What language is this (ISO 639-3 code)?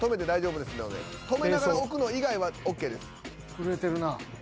jpn